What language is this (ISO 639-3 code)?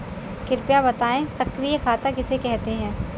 hin